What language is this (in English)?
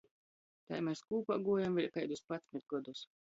Latgalian